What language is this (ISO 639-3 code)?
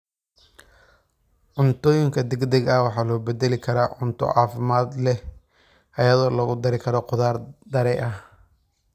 som